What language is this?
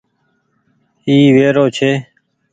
Goaria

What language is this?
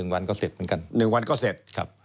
Thai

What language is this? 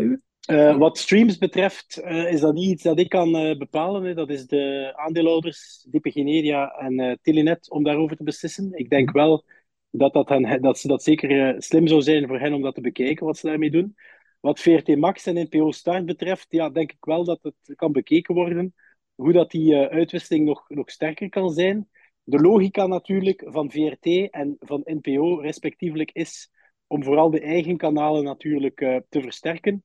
Dutch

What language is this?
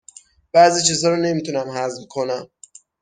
Persian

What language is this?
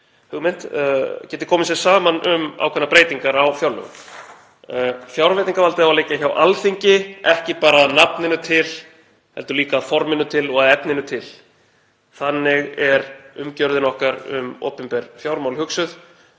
Icelandic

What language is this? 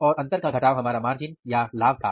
Hindi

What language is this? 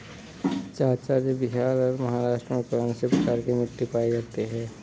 Hindi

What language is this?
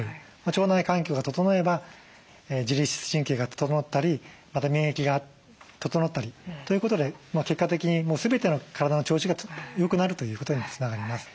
Japanese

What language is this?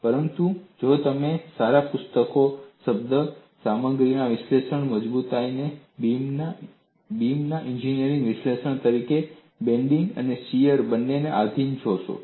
Gujarati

